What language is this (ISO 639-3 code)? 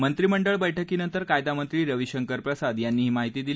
mar